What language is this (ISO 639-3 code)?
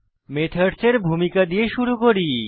ben